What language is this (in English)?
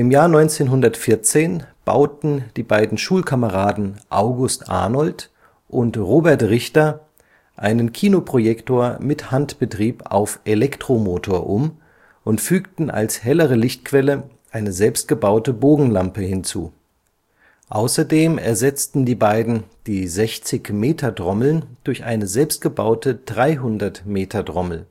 German